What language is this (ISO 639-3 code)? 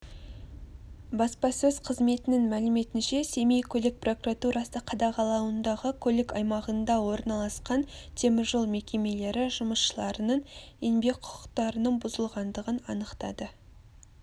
kaz